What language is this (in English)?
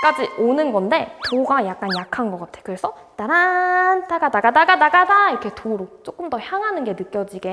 Korean